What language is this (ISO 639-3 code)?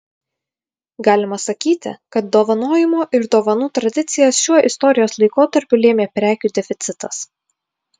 lit